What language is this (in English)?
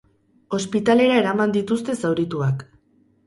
Basque